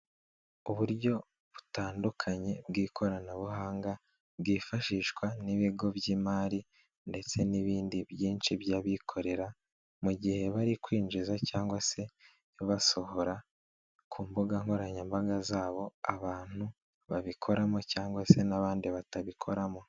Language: Kinyarwanda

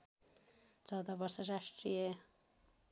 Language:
Nepali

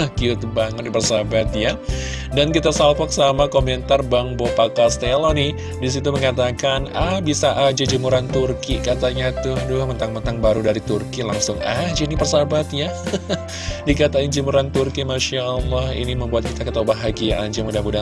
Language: Indonesian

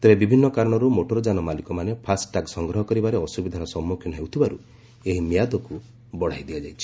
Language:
Odia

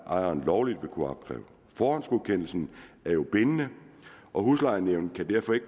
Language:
Danish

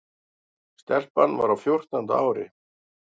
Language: Icelandic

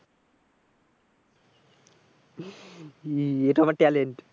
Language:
Bangla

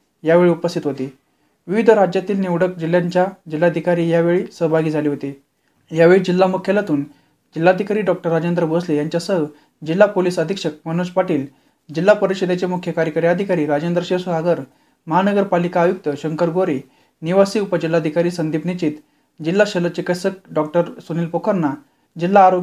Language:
Marathi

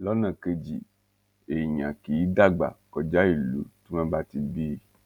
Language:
Yoruba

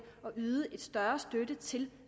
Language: Danish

